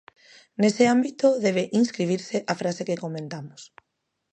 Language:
Galician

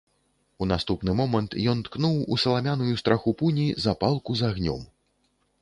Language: Belarusian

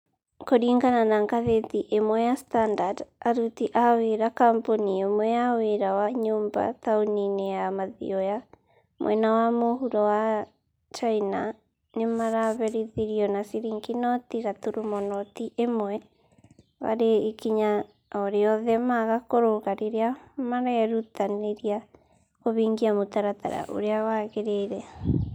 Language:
Kikuyu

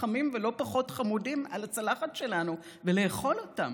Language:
Hebrew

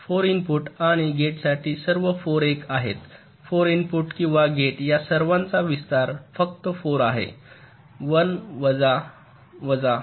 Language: Marathi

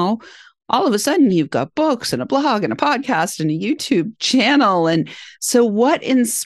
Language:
English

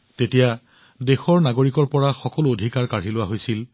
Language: Assamese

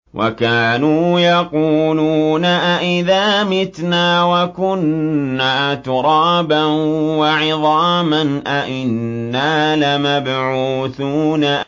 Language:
Arabic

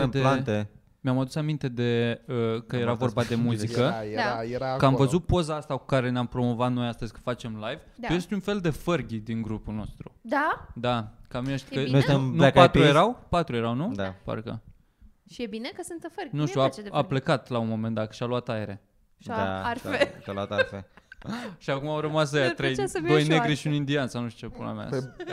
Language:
Romanian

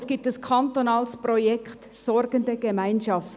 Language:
Swiss German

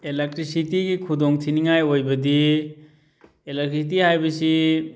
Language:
Manipuri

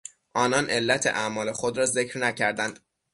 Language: Persian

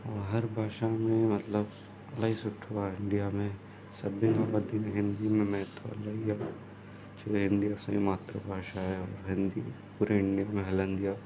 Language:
Sindhi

